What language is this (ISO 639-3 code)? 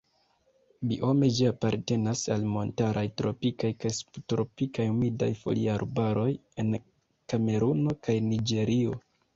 epo